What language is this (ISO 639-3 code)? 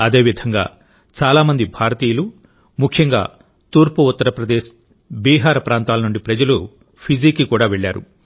tel